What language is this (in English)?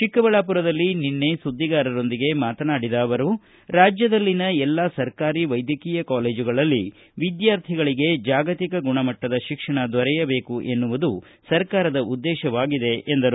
Kannada